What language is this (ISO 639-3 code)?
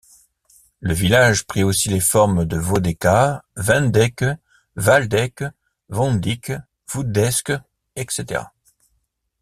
fra